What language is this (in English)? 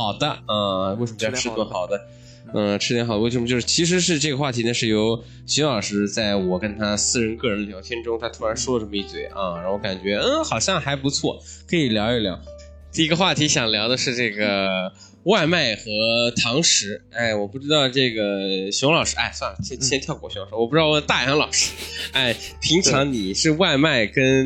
Chinese